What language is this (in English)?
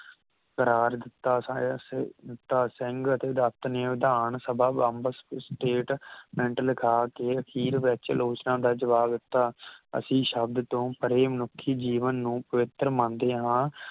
Punjabi